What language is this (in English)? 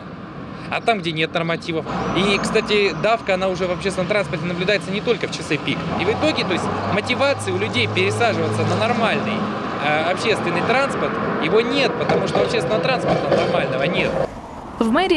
Russian